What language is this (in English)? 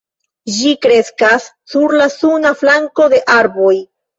Esperanto